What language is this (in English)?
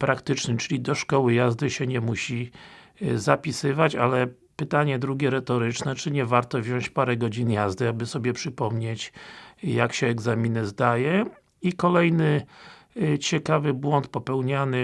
Polish